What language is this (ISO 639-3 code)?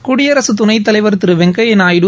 tam